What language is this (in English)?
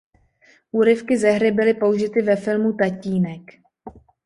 Czech